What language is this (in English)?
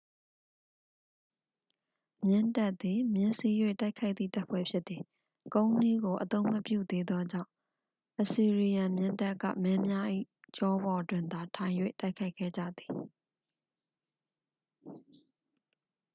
Burmese